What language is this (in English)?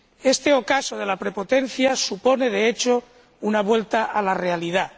Spanish